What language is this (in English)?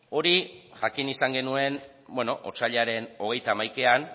Basque